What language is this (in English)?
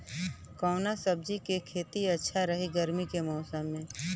Bhojpuri